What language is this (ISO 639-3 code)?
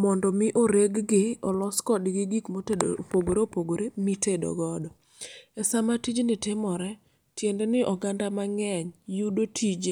luo